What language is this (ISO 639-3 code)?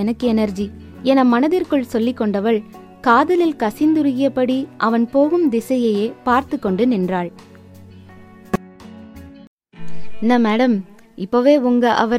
tam